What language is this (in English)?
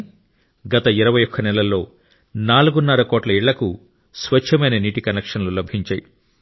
Telugu